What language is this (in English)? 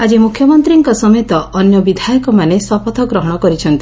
Odia